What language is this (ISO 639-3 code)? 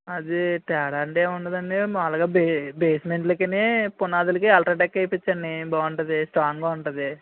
tel